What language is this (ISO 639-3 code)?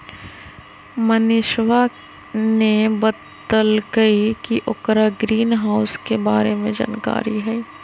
mag